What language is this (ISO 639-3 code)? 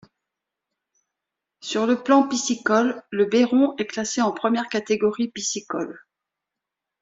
fra